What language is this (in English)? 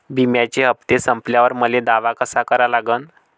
Marathi